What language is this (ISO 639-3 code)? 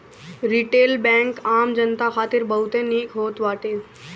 bho